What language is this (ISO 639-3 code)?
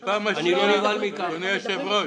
heb